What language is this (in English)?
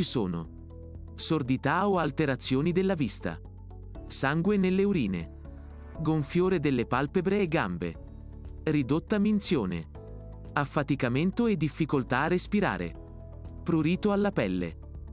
Italian